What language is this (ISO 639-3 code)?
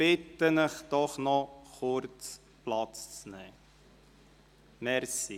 gsw